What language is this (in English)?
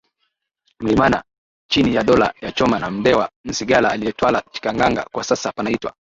Swahili